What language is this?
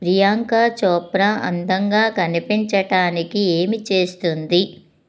Telugu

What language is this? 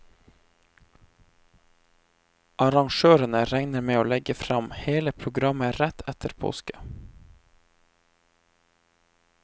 Norwegian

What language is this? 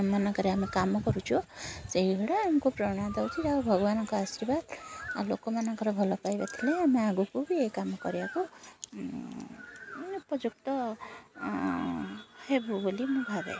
Odia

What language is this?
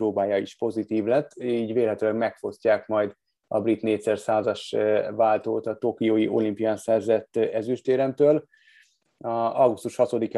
Hungarian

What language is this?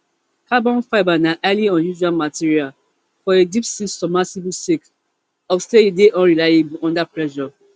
Nigerian Pidgin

